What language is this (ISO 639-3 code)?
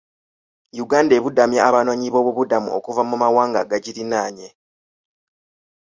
lug